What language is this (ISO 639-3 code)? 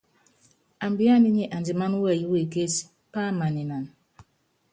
yav